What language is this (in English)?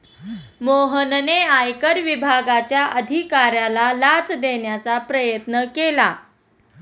Marathi